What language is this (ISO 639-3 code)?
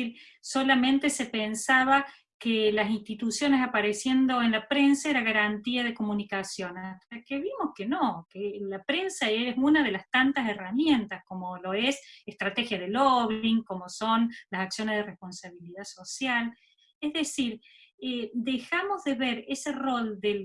spa